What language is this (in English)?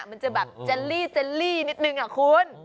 Thai